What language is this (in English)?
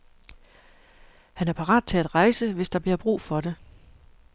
Danish